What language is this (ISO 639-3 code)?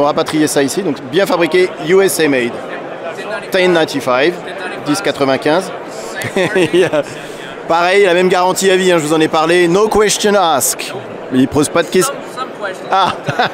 fra